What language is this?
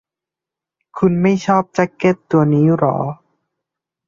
Thai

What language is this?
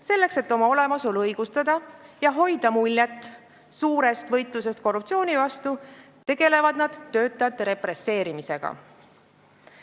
Estonian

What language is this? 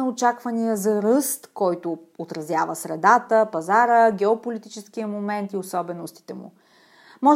Bulgarian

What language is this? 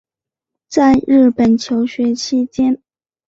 Chinese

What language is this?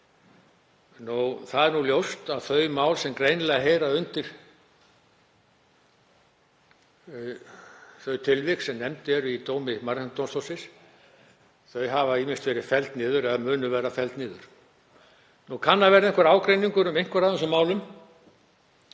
Icelandic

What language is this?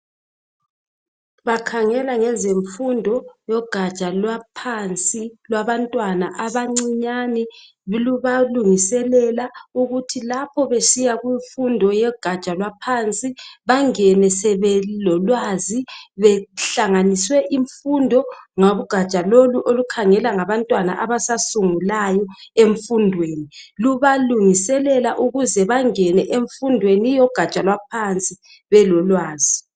North Ndebele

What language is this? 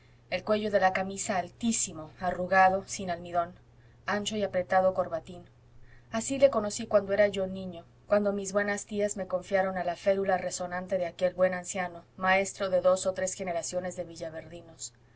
Spanish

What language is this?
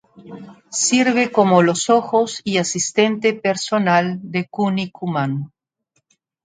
Spanish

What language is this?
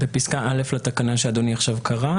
Hebrew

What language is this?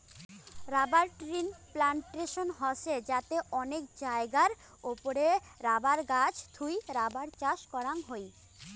Bangla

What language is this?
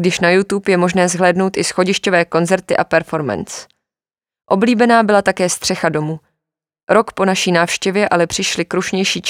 Czech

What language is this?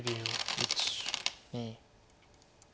Japanese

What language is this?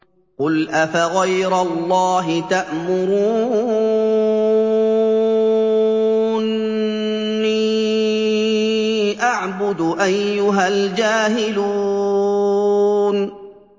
Arabic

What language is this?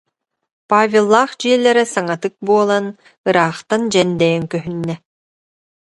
Yakut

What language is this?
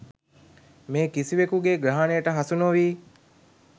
Sinhala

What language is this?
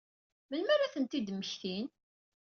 Kabyle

